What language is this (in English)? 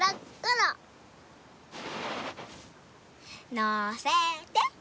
Japanese